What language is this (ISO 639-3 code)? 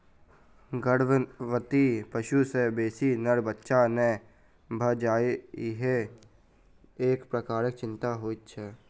mai